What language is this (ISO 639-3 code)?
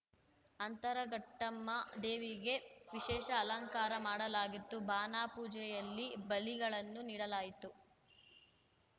kan